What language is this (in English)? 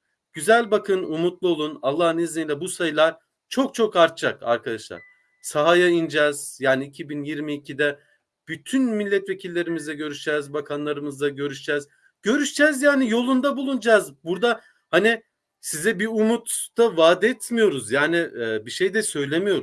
Turkish